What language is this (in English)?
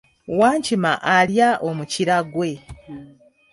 Ganda